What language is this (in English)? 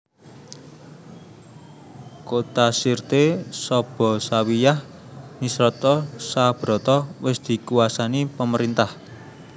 Javanese